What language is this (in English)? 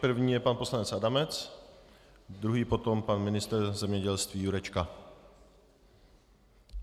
Czech